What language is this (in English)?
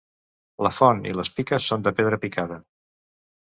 Catalan